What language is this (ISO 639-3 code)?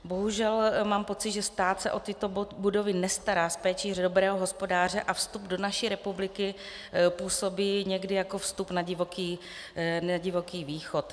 ces